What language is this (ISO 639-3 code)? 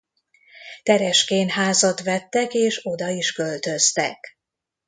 hun